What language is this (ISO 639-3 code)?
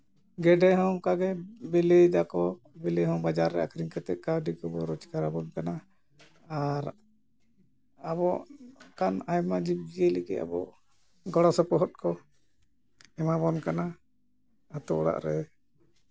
sat